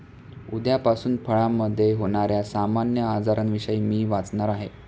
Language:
Marathi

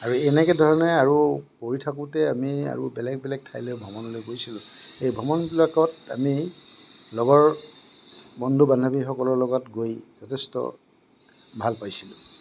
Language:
Assamese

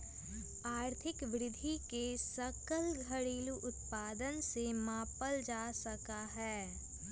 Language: Magahi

